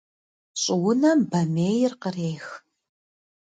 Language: Kabardian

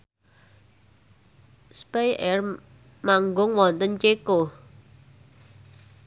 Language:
Javanese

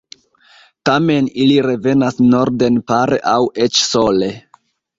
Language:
Esperanto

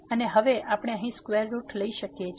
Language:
Gujarati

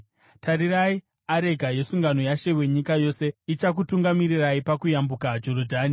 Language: Shona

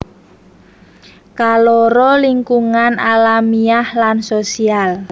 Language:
Javanese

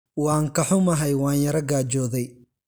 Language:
Somali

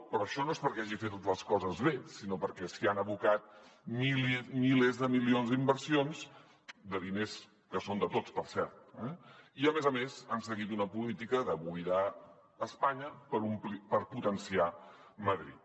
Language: Catalan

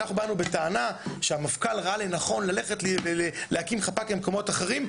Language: Hebrew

